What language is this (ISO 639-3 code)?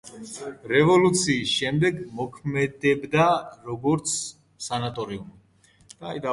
kat